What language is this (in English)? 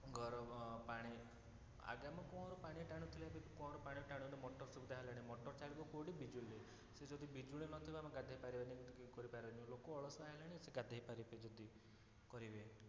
Odia